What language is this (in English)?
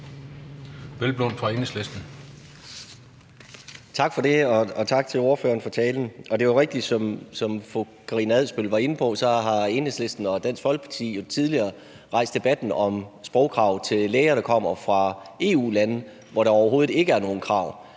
Danish